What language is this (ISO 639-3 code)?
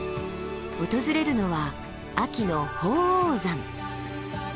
jpn